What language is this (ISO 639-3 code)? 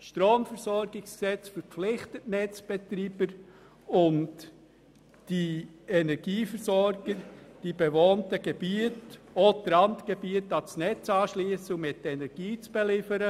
gsw